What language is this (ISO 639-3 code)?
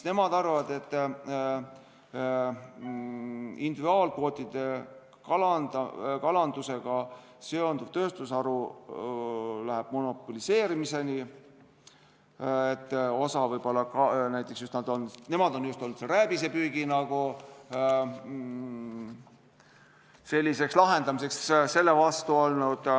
est